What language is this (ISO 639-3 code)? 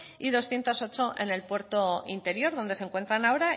spa